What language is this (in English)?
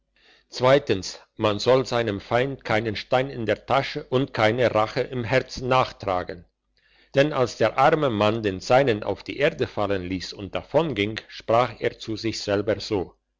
German